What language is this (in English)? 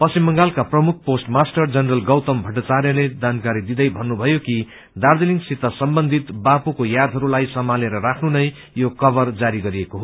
Nepali